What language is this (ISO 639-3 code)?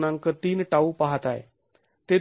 mar